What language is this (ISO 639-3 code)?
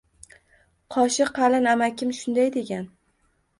uzb